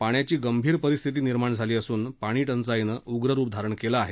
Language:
Marathi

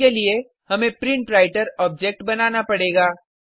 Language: Hindi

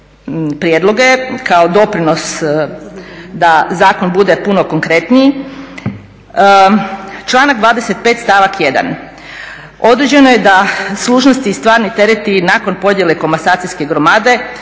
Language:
Croatian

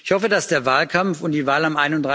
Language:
German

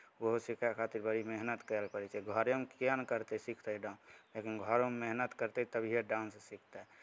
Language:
Maithili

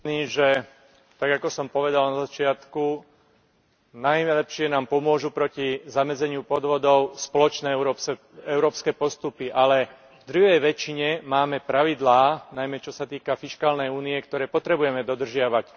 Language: Slovak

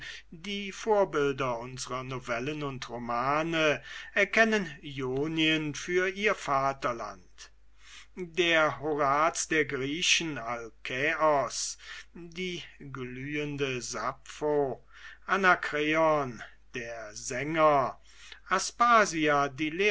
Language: German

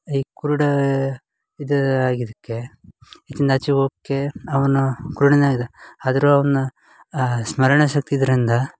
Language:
Kannada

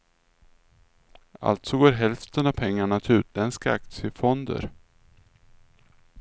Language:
Swedish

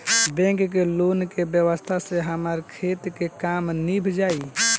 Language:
Bhojpuri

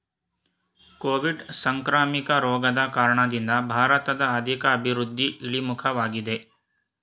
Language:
Kannada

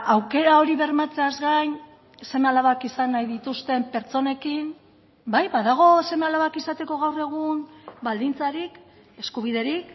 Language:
Basque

